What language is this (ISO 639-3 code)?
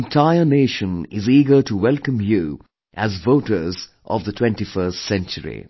eng